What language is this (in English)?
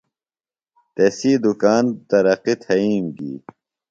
Phalura